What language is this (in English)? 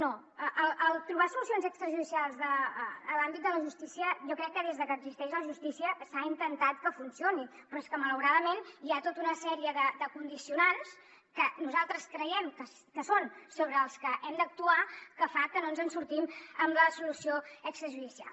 Catalan